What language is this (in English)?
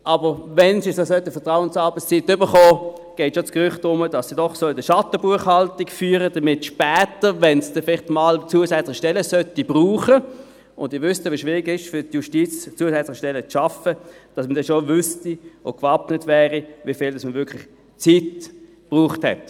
Swiss German